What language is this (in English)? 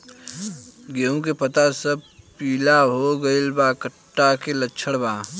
Bhojpuri